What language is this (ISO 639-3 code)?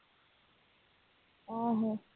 pan